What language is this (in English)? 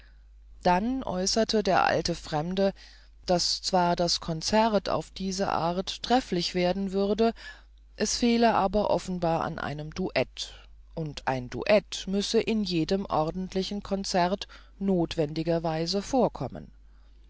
German